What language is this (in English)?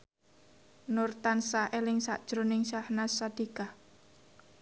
Javanese